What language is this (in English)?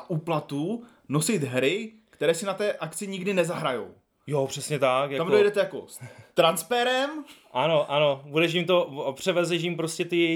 Czech